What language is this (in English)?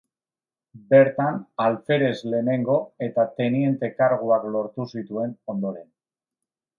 Basque